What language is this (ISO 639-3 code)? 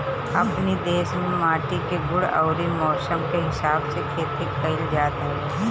bho